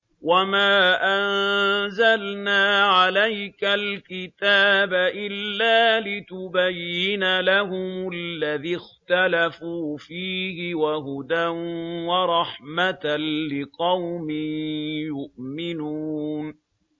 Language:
Arabic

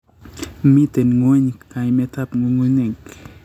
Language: Kalenjin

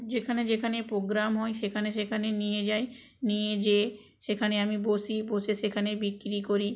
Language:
Bangla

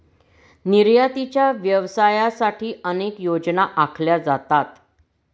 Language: Marathi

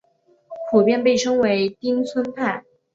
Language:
Chinese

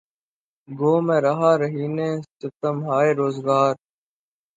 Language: Urdu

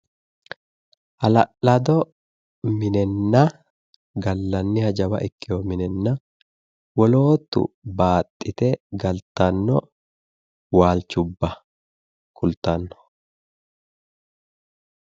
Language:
Sidamo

